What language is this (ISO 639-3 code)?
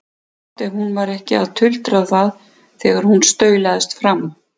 isl